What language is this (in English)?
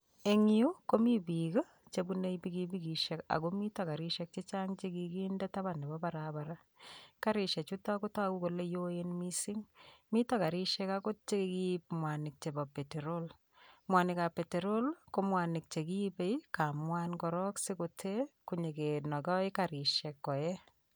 Kalenjin